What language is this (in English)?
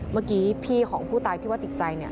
Thai